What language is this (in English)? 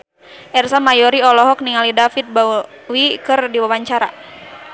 Sundanese